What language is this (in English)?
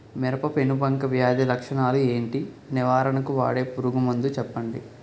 Telugu